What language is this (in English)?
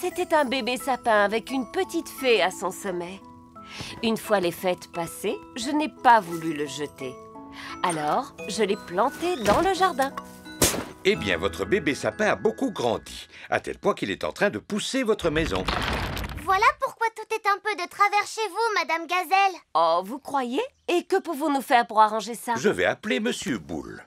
French